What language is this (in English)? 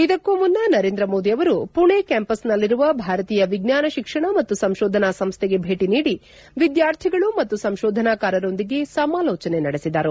Kannada